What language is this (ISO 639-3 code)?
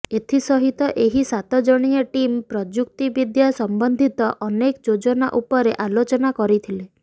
ori